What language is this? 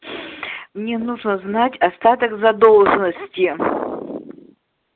Russian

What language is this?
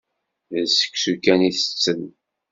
Kabyle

